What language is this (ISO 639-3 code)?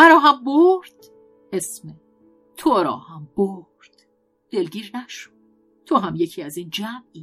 fas